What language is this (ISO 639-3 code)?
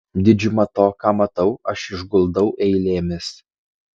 lit